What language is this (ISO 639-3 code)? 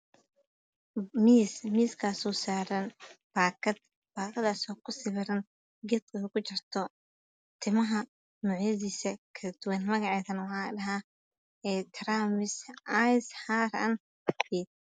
som